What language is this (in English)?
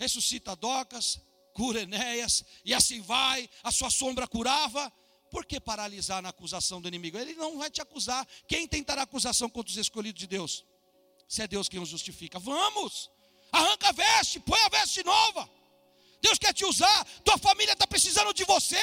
Portuguese